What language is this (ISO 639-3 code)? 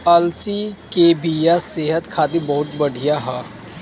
bho